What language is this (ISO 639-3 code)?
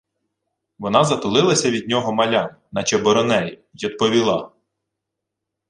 ukr